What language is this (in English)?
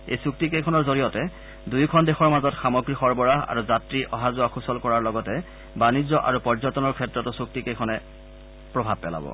Assamese